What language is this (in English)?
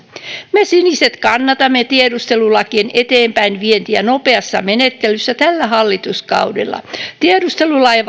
Finnish